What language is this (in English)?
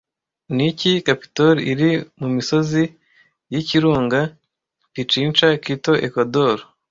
Kinyarwanda